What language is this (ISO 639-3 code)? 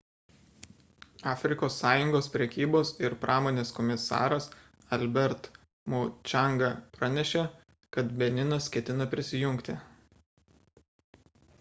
lit